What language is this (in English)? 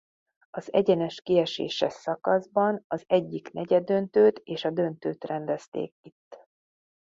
Hungarian